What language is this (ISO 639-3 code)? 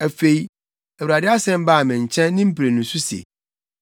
aka